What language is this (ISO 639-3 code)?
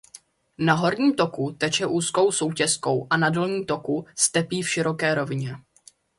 ces